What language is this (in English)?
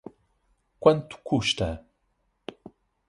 Portuguese